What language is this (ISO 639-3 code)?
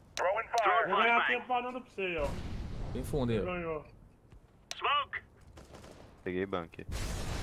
por